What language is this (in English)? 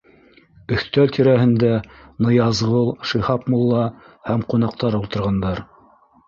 Bashkir